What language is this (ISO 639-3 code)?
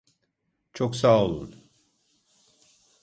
tur